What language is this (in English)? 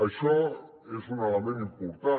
Catalan